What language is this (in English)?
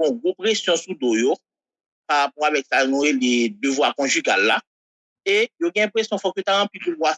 French